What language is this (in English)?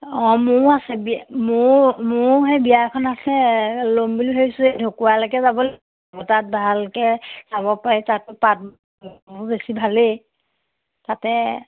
Assamese